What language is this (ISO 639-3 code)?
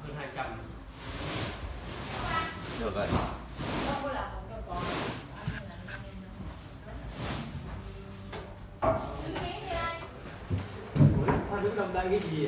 vie